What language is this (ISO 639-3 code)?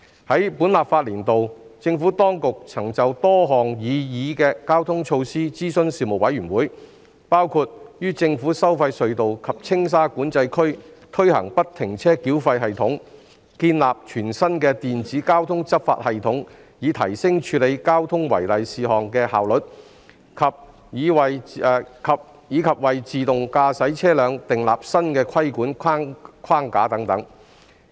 yue